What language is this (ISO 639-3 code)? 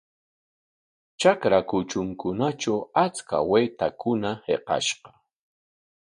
qwa